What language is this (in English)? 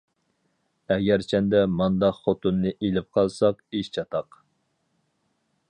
Uyghur